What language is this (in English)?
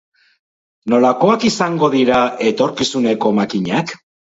Basque